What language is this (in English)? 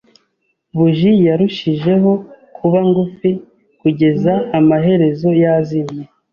Kinyarwanda